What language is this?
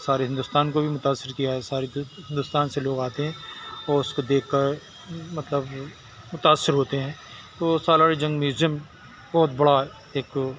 Urdu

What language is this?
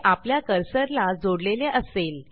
Marathi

